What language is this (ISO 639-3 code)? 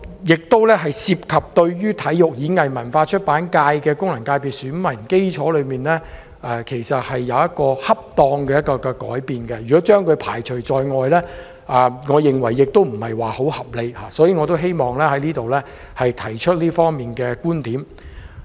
yue